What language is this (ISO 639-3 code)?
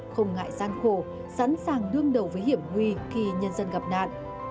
vie